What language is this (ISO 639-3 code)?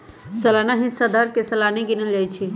mag